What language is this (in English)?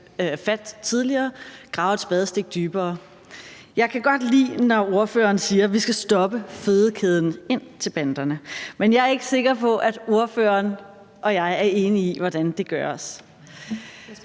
Danish